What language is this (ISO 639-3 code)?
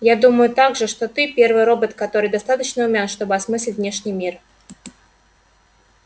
rus